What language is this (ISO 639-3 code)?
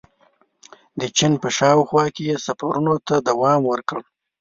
pus